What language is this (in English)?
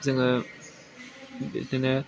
Bodo